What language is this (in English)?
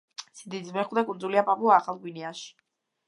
Georgian